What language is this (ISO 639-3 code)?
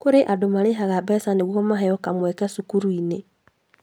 kik